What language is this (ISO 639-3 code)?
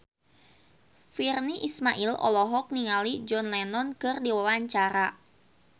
sun